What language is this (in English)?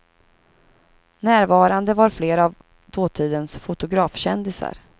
Swedish